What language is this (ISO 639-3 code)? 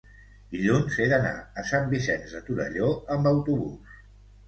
cat